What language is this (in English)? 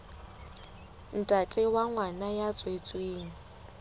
Southern Sotho